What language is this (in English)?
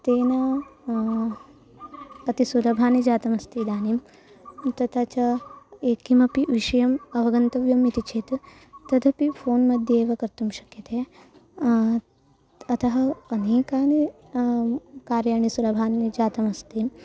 Sanskrit